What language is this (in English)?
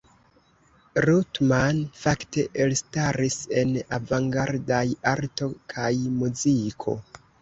Esperanto